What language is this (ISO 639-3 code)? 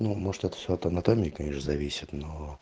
rus